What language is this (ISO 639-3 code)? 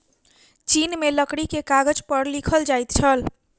mai